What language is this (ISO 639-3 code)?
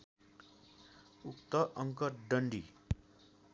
nep